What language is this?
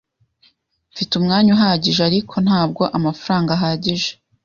Kinyarwanda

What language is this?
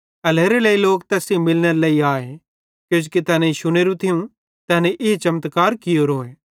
Bhadrawahi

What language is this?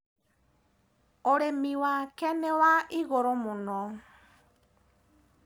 Kikuyu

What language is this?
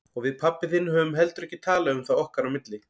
Icelandic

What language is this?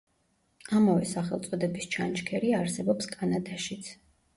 Georgian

